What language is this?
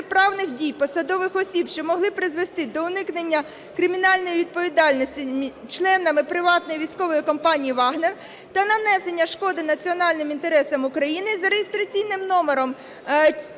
Ukrainian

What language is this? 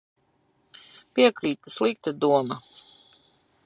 Latvian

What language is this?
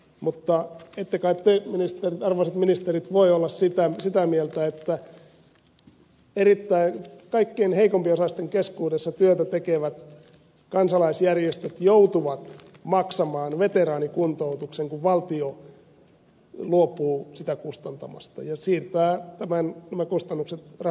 Finnish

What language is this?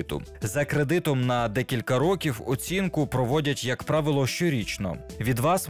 Ukrainian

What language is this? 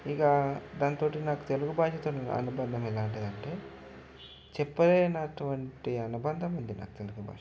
Telugu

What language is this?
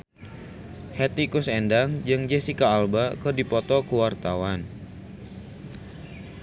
Sundanese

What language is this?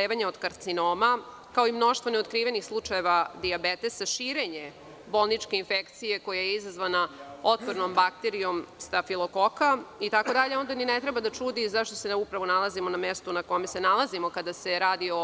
Serbian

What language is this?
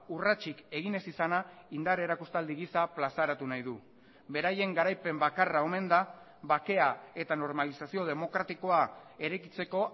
Basque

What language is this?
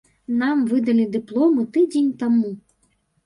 Belarusian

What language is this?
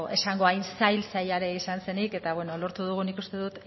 Basque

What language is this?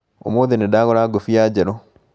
Kikuyu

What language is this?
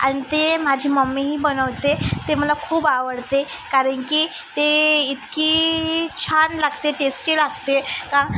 Marathi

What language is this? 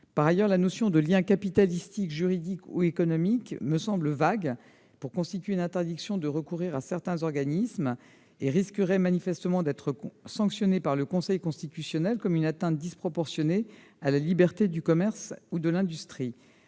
French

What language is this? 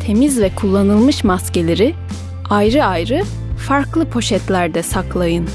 Turkish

